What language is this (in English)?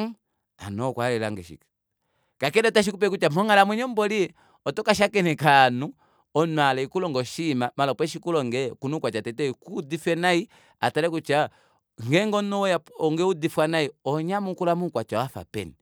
Kuanyama